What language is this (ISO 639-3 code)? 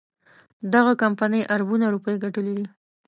pus